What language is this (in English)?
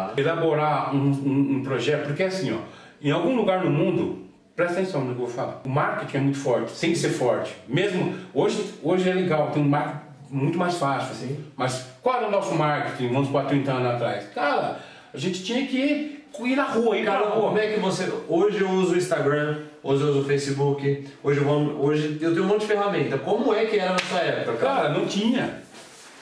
Portuguese